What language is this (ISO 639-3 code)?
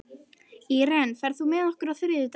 isl